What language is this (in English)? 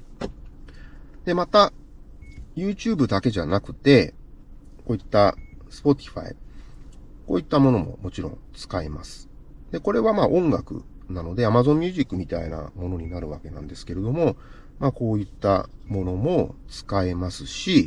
Japanese